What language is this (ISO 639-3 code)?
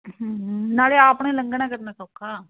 pan